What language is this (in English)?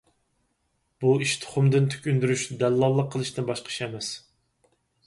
Uyghur